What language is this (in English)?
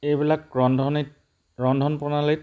Assamese